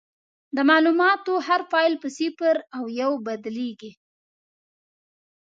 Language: Pashto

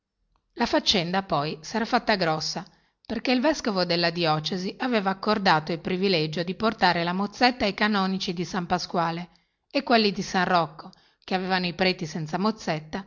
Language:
Italian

